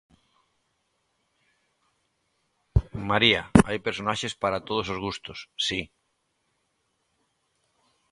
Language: Galician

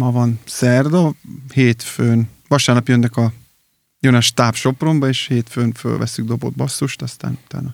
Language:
Hungarian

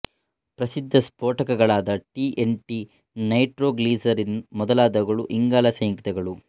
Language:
Kannada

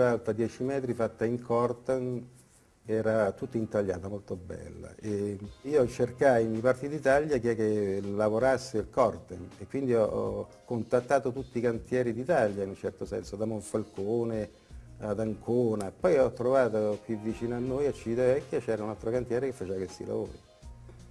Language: Italian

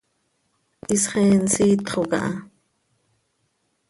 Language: Seri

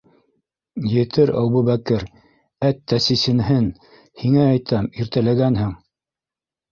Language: Bashkir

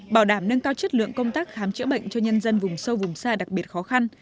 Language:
Vietnamese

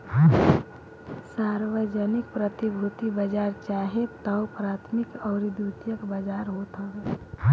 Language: Bhojpuri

